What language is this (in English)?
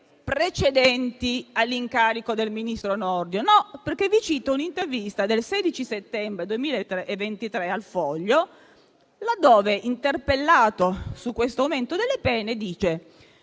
Italian